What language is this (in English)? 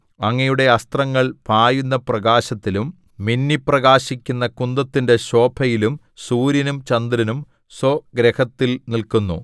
Malayalam